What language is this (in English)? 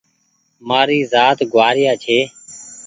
Goaria